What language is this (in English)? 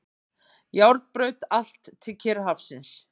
Icelandic